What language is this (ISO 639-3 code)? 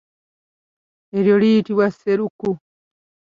lug